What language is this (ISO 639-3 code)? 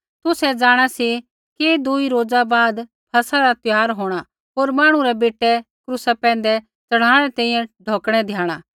kfx